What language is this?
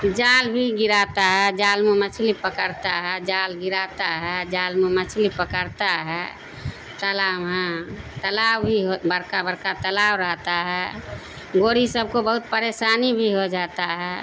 Urdu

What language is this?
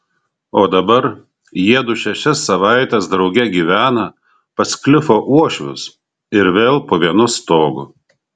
Lithuanian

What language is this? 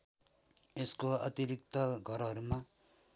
Nepali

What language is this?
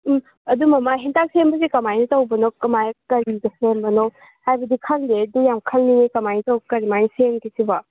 Manipuri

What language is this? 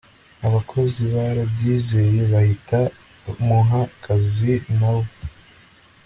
Kinyarwanda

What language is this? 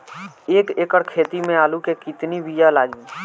Bhojpuri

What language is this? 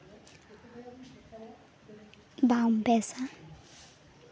Santali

